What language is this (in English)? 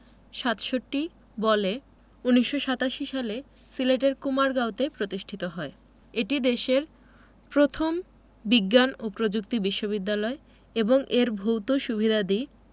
Bangla